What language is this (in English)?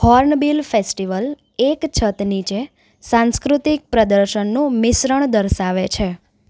Gujarati